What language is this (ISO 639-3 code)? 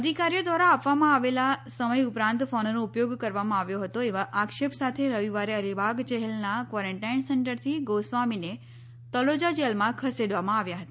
guj